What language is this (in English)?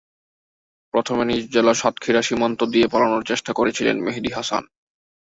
Bangla